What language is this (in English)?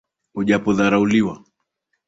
Swahili